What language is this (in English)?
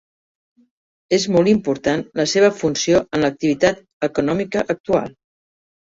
Catalan